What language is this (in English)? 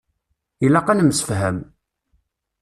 Kabyle